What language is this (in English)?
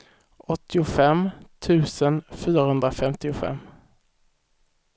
Swedish